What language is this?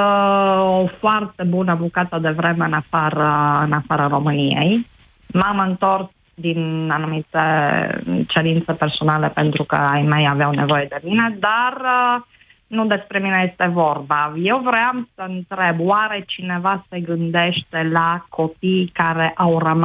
Romanian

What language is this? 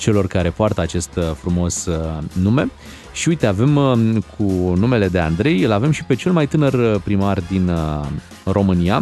Romanian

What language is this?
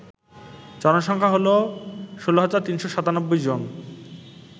Bangla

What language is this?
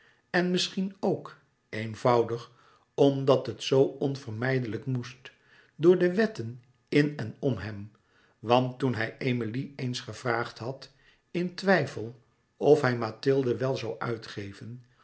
Dutch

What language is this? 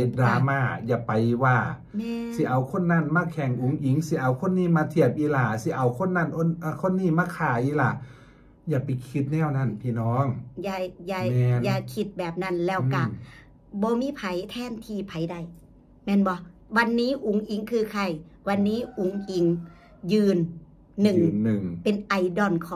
Thai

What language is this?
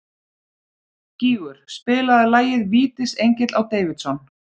Icelandic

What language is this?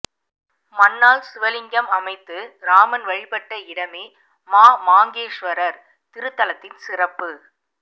Tamil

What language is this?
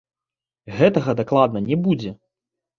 Belarusian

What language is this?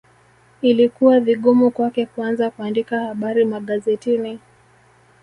Swahili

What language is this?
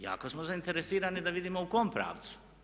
Croatian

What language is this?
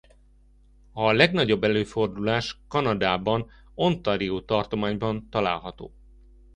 Hungarian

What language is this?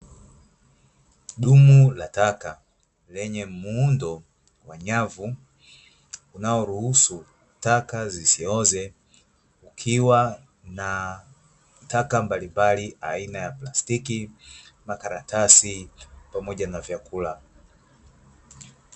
Swahili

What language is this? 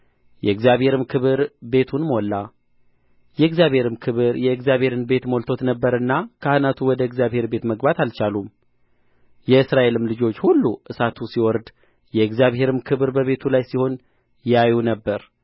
Amharic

